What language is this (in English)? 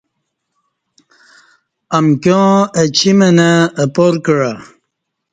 Kati